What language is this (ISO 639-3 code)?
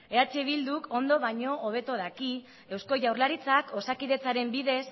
eus